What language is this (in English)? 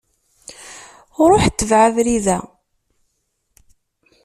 Kabyle